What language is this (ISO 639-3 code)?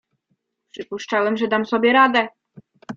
pol